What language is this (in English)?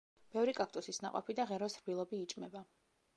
Georgian